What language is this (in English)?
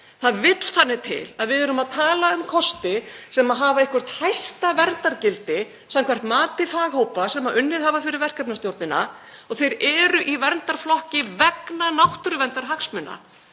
Icelandic